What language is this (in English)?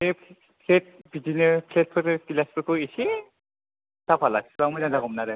Bodo